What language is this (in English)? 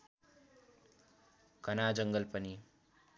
Nepali